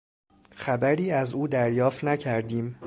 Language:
Persian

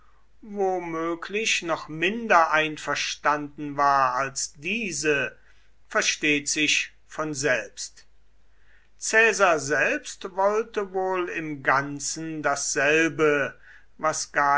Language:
German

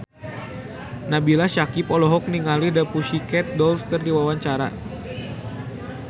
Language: Sundanese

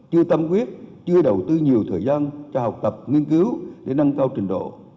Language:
Vietnamese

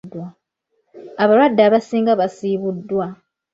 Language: Ganda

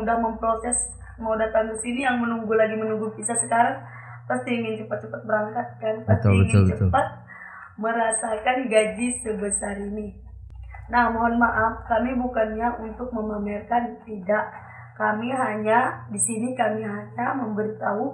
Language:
Indonesian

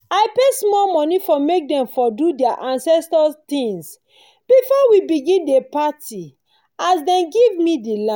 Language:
Nigerian Pidgin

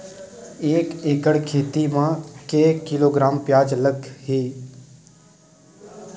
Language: Chhattisgarhi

